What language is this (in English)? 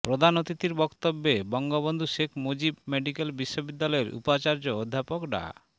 Bangla